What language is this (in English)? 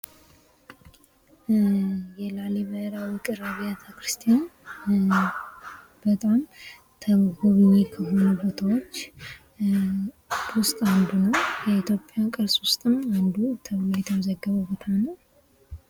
Amharic